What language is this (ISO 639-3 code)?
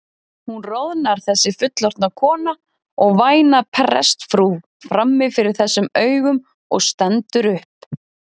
isl